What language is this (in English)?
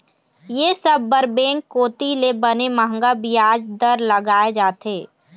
Chhattisgarhi